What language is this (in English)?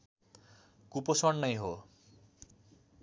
Nepali